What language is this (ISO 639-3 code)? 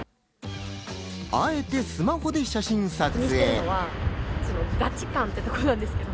jpn